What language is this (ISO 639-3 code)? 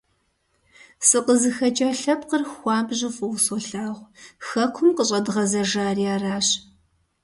kbd